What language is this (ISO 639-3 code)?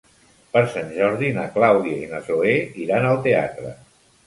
cat